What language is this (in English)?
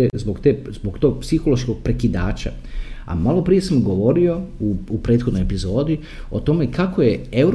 Croatian